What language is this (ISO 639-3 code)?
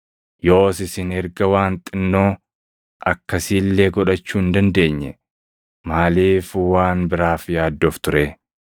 orm